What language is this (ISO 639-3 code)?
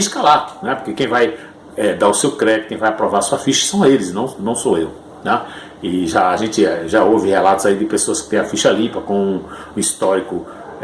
por